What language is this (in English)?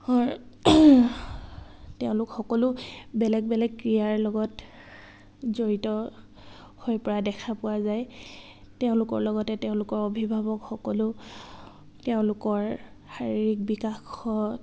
Assamese